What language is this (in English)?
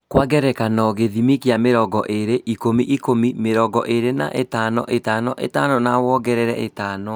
Kikuyu